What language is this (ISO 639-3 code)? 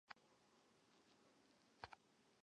zho